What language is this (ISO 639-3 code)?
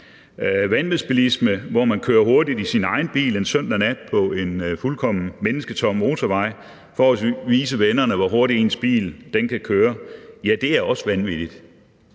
dan